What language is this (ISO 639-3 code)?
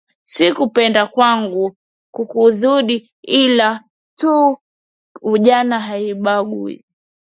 swa